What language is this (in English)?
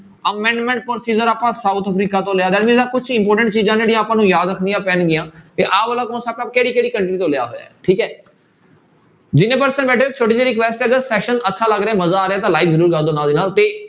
Punjabi